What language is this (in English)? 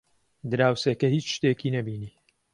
Central Kurdish